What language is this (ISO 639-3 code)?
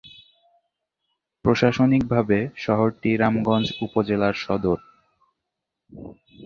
ben